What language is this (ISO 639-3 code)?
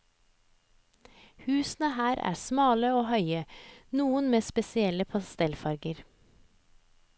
nor